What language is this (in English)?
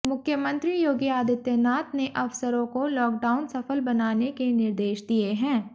Hindi